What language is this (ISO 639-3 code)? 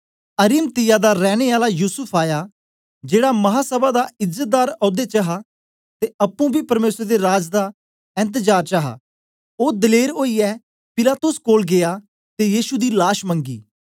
doi